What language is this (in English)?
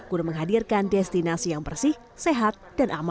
Indonesian